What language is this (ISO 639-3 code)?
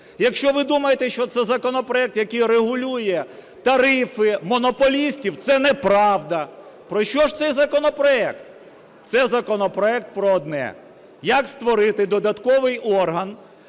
ukr